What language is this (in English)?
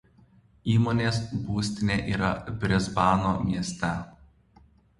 Lithuanian